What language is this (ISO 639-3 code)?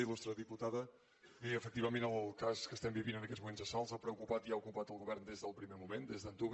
cat